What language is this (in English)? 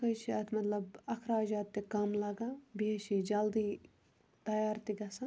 Kashmiri